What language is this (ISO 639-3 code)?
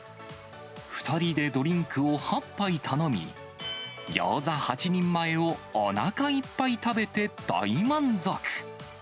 jpn